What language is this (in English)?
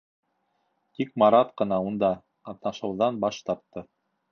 Bashkir